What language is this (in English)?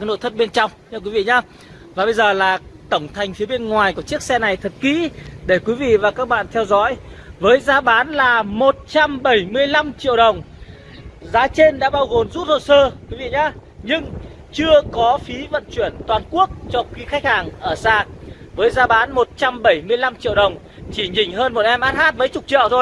Vietnamese